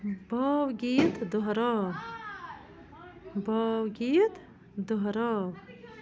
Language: Kashmiri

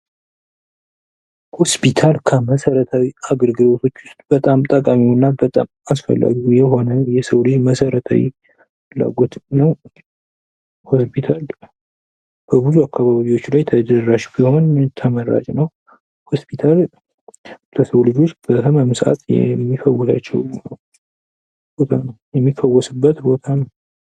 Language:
Amharic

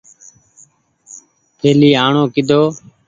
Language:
Goaria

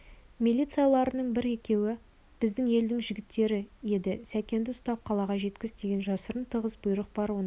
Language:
Kazakh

